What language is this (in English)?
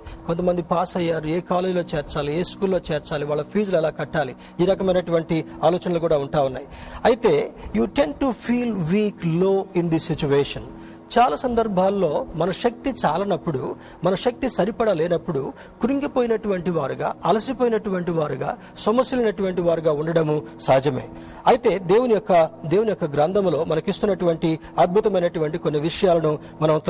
Telugu